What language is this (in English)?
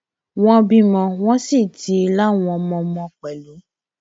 Yoruba